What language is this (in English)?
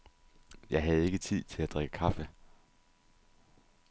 Danish